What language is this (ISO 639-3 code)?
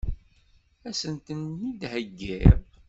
kab